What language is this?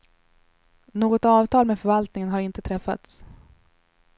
Swedish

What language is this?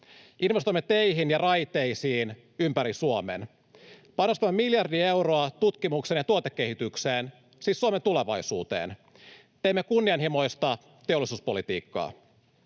Finnish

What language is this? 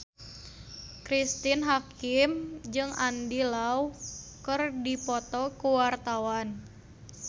Sundanese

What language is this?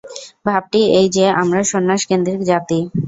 Bangla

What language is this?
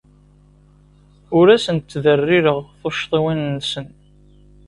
Kabyle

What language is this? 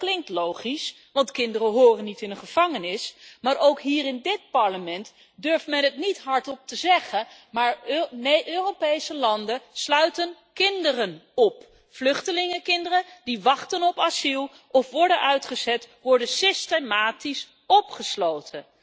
Dutch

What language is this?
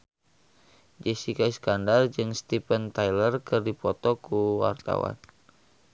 Sundanese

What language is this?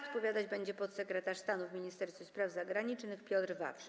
Polish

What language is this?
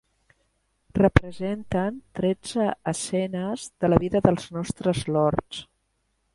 Catalan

